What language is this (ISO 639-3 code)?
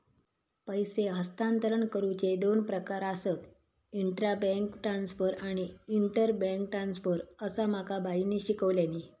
mar